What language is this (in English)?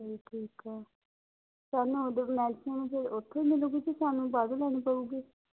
Punjabi